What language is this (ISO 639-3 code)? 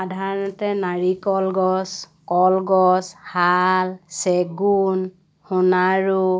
asm